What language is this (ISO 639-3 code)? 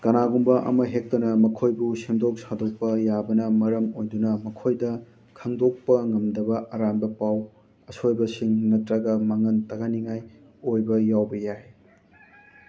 mni